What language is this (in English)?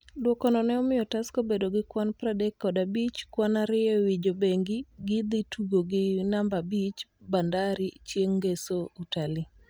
Luo (Kenya and Tanzania)